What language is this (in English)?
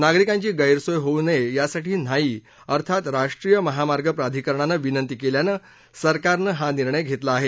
Marathi